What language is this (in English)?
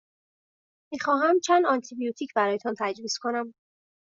Persian